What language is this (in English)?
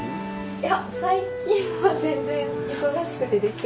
Japanese